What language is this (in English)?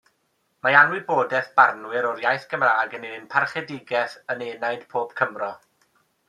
Welsh